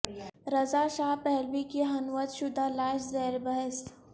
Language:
Urdu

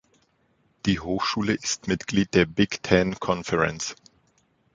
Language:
German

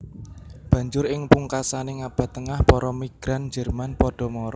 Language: Javanese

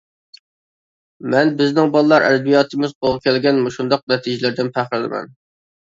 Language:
Uyghur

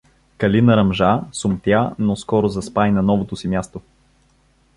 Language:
Bulgarian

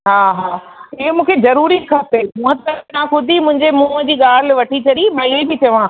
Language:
Sindhi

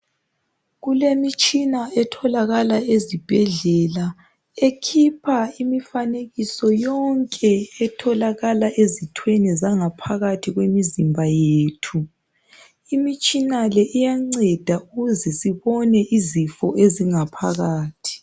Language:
North Ndebele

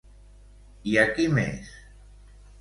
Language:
Catalan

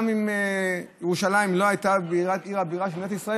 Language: Hebrew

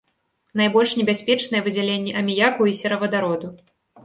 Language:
Belarusian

